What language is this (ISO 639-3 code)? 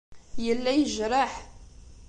kab